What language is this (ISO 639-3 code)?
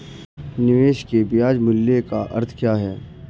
hin